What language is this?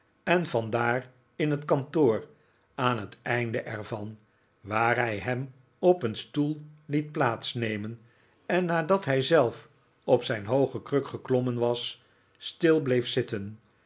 Dutch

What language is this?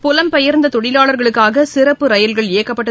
Tamil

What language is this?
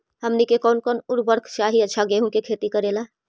Magahi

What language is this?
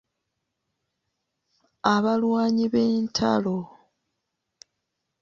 Ganda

